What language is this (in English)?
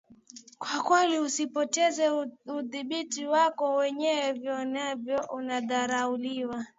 Swahili